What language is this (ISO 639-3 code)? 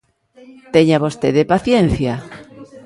glg